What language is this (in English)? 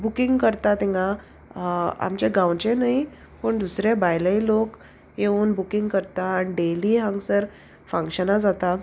Konkani